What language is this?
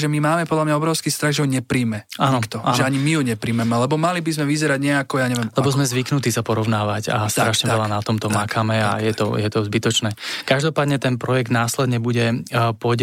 Slovak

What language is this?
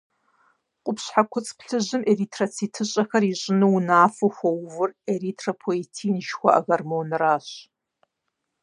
Kabardian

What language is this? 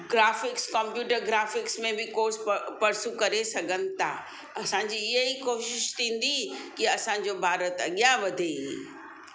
Sindhi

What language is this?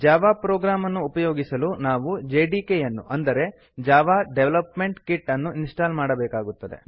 Kannada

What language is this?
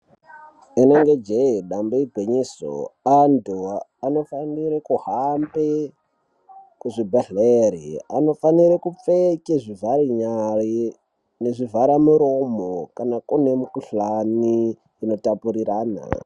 Ndau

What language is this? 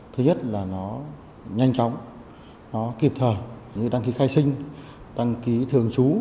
Vietnamese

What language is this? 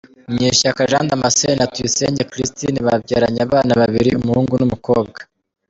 Kinyarwanda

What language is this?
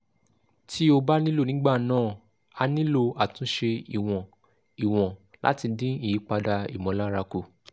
Yoruba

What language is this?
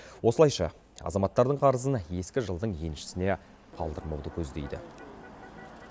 Kazakh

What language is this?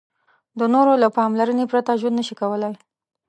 Pashto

